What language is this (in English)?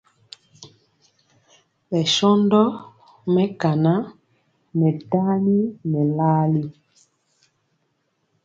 Mpiemo